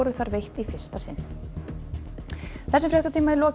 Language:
Icelandic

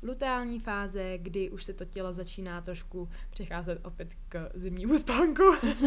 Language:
Czech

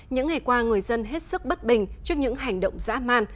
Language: Vietnamese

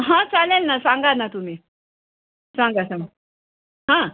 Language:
Marathi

